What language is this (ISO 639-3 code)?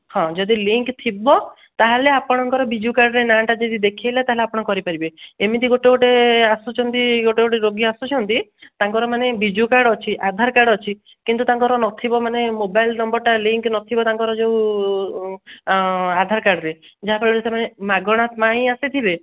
ori